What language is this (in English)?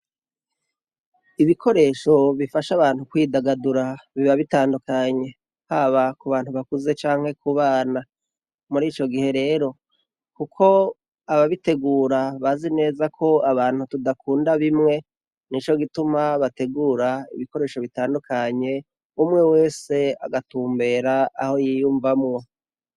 Rundi